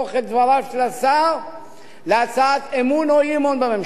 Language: Hebrew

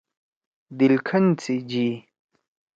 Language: Torwali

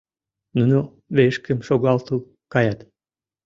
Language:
Mari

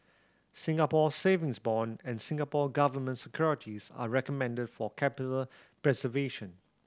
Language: English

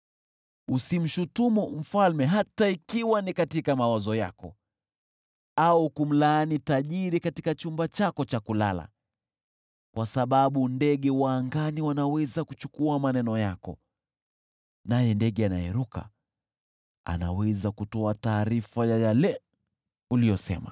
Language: Swahili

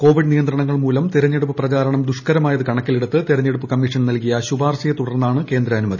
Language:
Malayalam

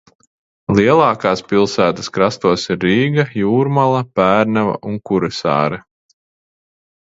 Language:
Latvian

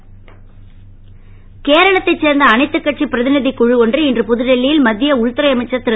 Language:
Tamil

